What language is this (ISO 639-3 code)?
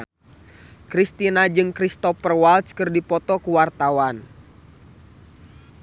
sun